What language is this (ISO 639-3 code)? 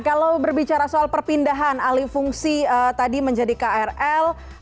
ind